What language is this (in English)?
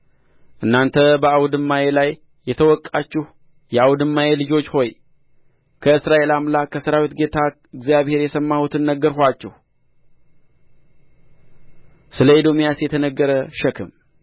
Amharic